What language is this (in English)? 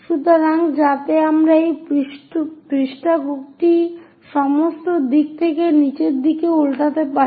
Bangla